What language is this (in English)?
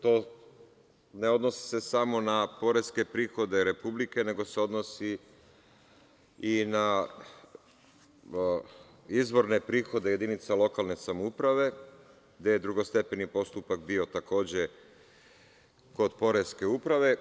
Serbian